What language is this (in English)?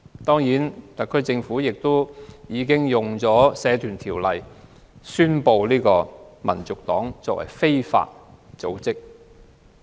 Cantonese